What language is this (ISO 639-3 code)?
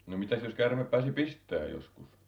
fin